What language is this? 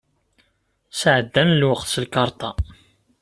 Kabyle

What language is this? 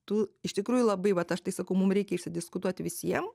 Lithuanian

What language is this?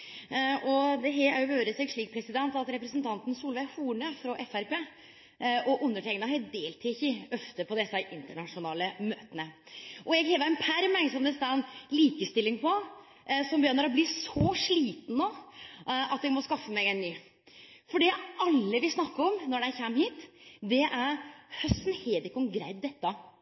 Norwegian Nynorsk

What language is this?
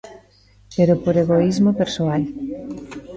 Galician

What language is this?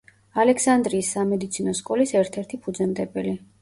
Georgian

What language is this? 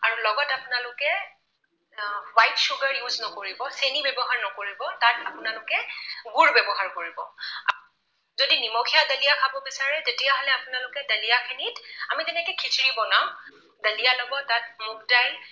Assamese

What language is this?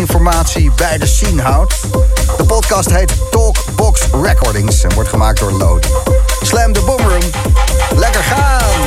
Dutch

